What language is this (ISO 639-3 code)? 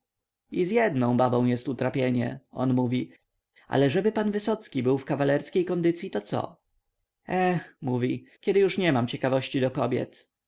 pol